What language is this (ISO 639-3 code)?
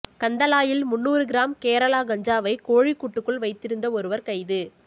tam